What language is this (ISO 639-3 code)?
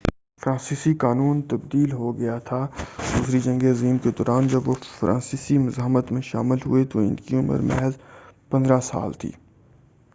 urd